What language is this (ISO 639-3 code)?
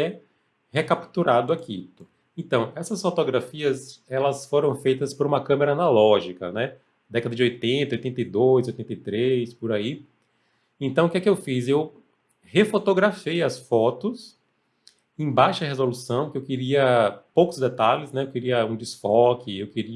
por